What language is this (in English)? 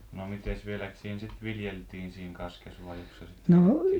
Finnish